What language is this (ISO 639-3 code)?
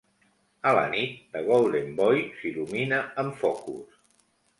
cat